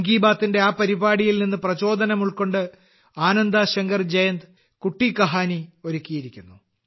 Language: Malayalam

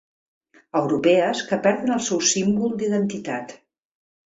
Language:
Catalan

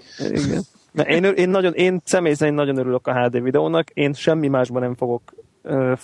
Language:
Hungarian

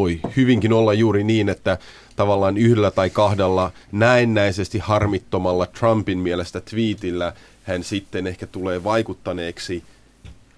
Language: Finnish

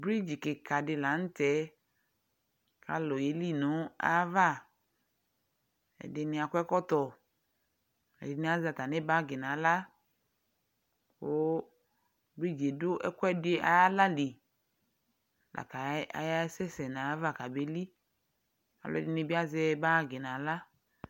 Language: Ikposo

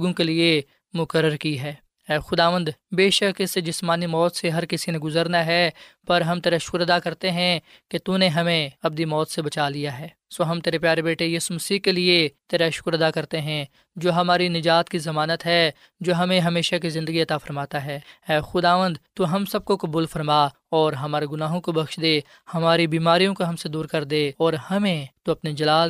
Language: Urdu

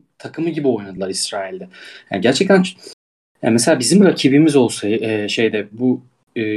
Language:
Turkish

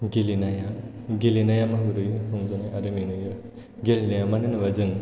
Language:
Bodo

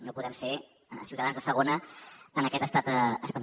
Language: Catalan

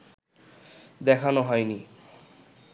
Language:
Bangla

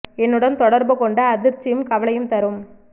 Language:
Tamil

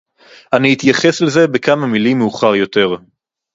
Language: Hebrew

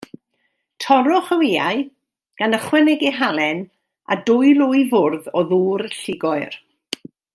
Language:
Welsh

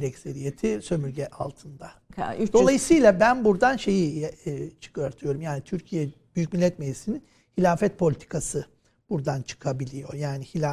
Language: Turkish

